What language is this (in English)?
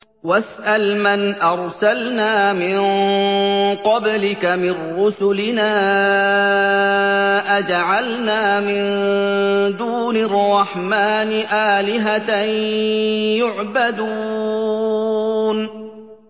Arabic